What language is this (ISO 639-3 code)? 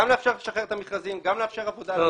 heb